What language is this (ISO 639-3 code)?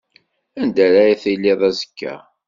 kab